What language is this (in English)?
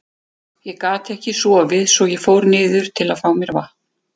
Icelandic